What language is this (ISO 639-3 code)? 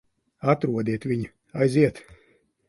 lav